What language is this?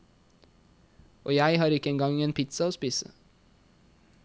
Norwegian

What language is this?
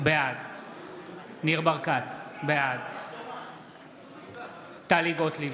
Hebrew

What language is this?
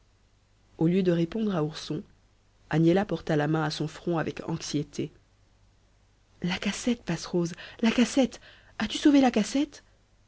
French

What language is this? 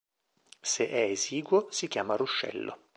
Italian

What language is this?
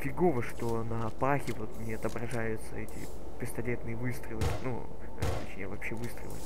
Russian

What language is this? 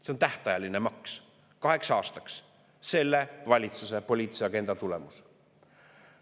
Estonian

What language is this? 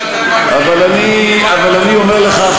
Hebrew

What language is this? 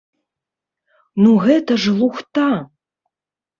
Belarusian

